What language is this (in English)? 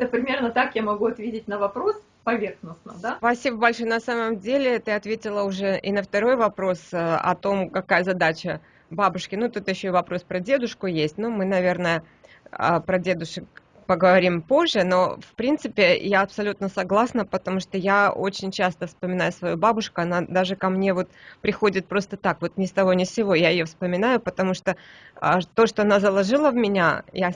Russian